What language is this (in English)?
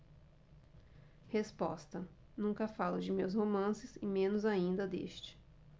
Portuguese